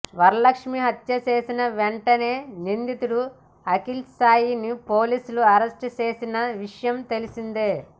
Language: Telugu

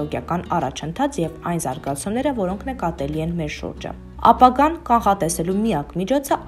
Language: Romanian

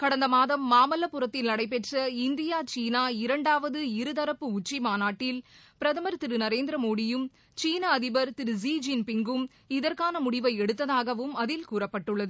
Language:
Tamil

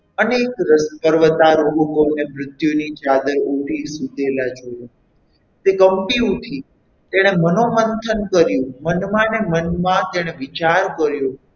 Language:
Gujarati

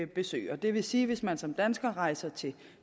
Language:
Danish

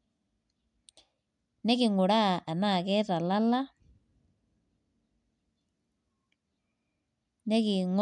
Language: Masai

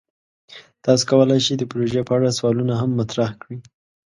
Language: Pashto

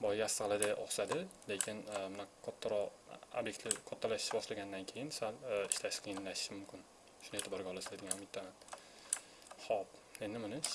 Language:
Turkish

